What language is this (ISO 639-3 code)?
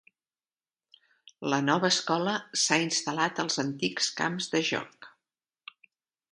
cat